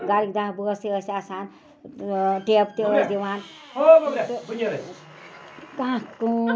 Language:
Kashmiri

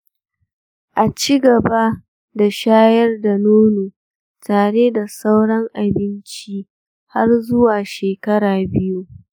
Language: Hausa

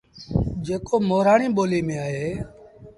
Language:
Sindhi Bhil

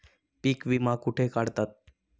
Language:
Marathi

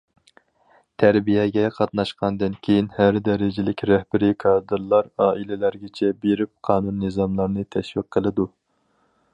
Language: Uyghur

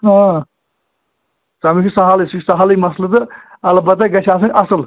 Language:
Kashmiri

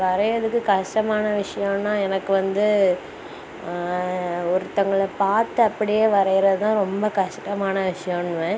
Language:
Tamil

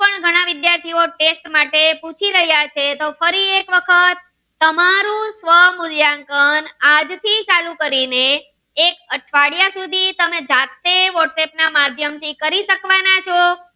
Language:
Gujarati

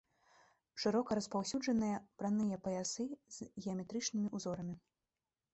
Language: Belarusian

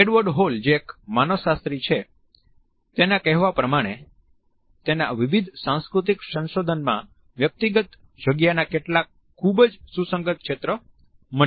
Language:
Gujarati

